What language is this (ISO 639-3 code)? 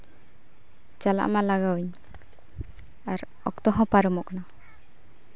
sat